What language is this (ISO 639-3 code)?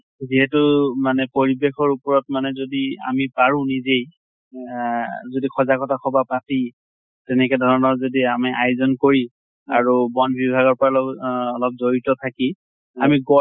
asm